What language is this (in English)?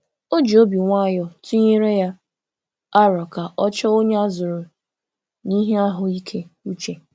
Igbo